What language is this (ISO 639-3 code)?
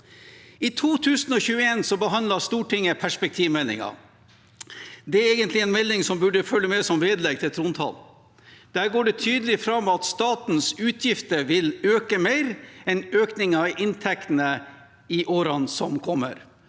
nor